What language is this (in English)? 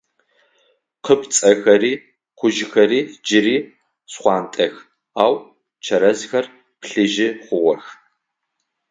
Adyghe